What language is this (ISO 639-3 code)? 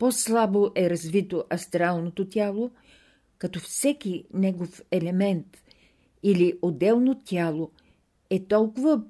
bul